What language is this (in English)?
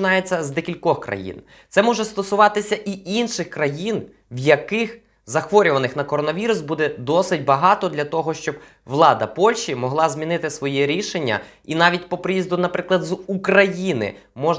Ukrainian